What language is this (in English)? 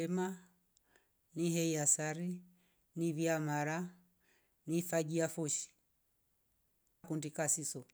Rombo